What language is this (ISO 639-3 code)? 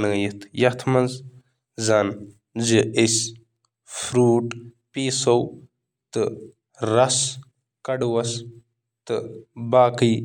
kas